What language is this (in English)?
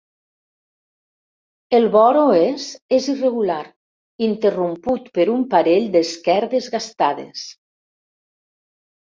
Catalan